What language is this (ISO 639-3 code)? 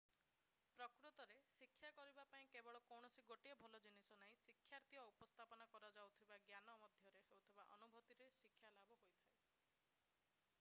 ori